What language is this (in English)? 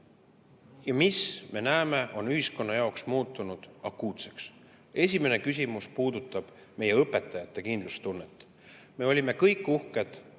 Estonian